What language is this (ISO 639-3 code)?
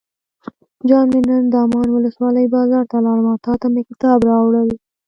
pus